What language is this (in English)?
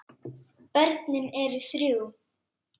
Icelandic